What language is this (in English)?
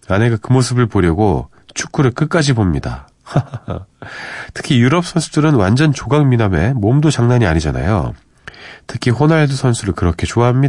Korean